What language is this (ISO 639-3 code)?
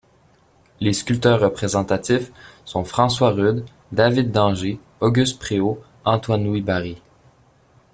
fra